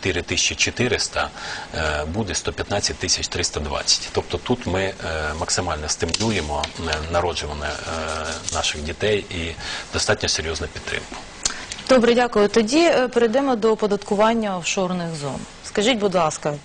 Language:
Ukrainian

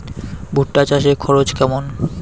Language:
Bangla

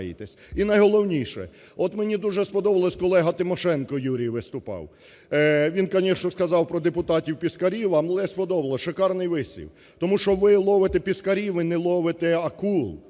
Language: Ukrainian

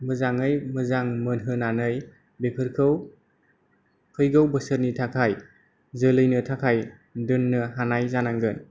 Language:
Bodo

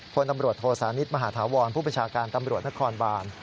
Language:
Thai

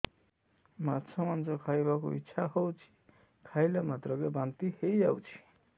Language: Odia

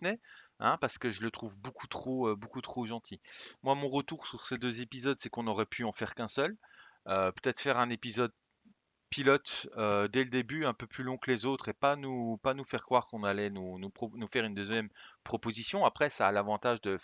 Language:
French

